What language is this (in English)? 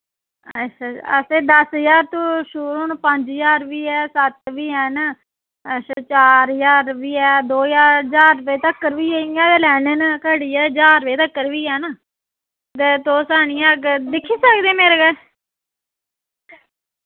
Dogri